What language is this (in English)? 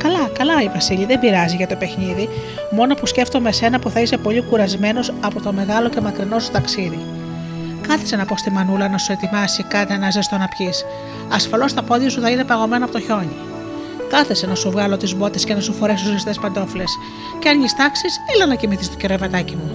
Greek